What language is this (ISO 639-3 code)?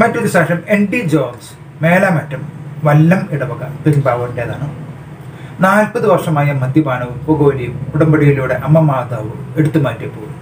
mal